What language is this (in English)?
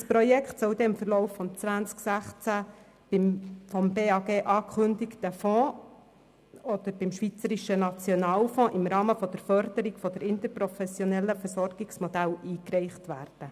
Swiss German